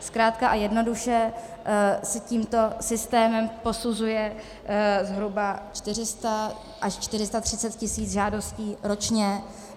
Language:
Czech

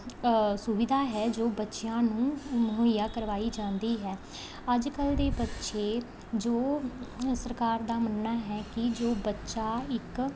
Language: Punjabi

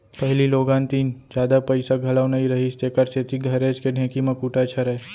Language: Chhattisgarhi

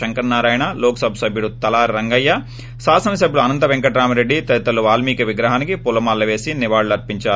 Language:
Telugu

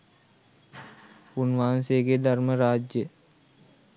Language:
Sinhala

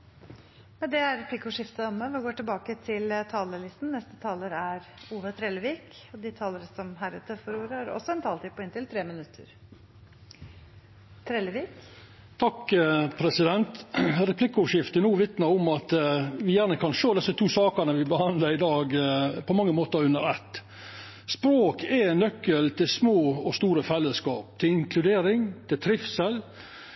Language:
Norwegian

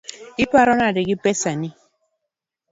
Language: Luo (Kenya and Tanzania)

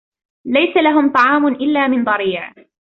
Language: Arabic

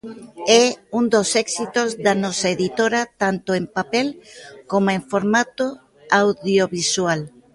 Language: Galician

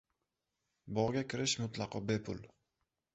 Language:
Uzbek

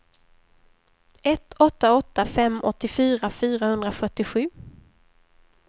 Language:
Swedish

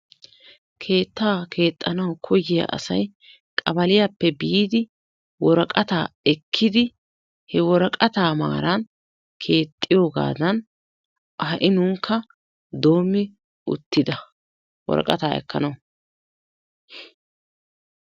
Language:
Wolaytta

